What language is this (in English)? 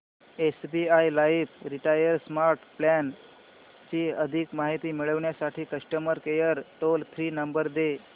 Marathi